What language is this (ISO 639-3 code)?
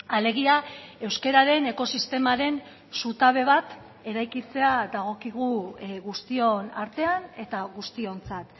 eus